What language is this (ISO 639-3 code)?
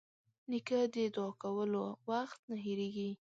pus